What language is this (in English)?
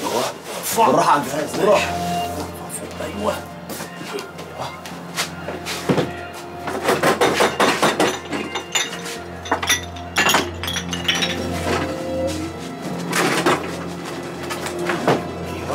Arabic